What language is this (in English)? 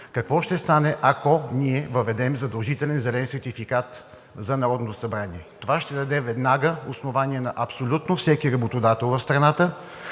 Bulgarian